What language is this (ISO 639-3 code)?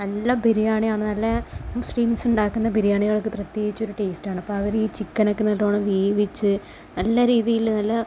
mal